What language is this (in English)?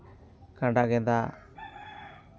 Santali